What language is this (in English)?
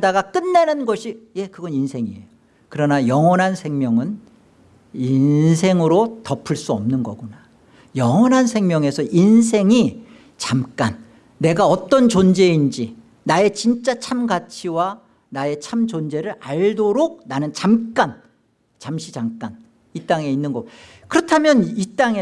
Korean